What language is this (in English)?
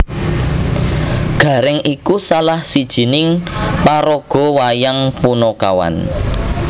Javanese